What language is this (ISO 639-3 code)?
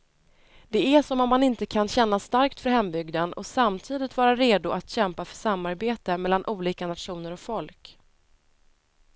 swe